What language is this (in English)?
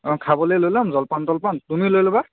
Assamese